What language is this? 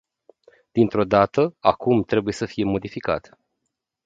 Romanian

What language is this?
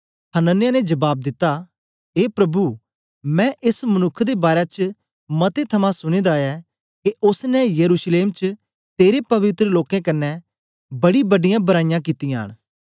Dogri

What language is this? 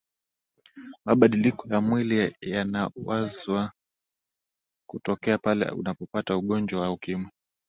Swahili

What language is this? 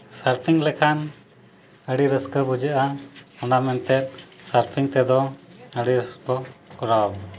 Santali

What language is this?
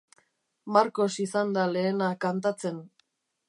Basque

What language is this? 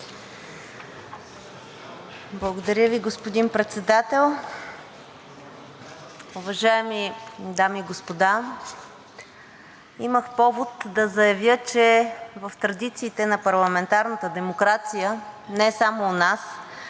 Bulgarian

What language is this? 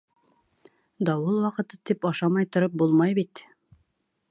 Bashkir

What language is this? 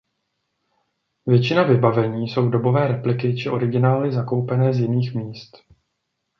Czech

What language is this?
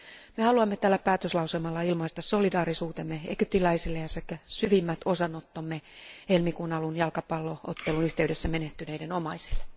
Finnish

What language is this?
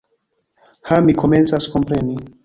Esperanto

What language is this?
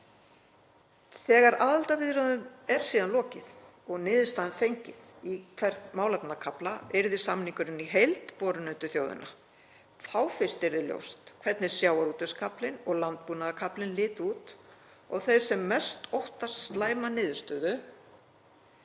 Icelandic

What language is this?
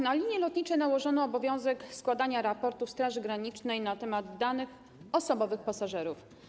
Polish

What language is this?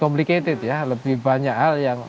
Indonesian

